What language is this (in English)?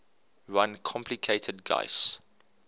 English